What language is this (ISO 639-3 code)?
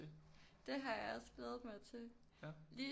dan